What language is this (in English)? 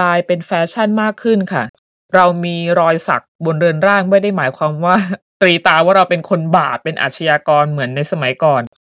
Thai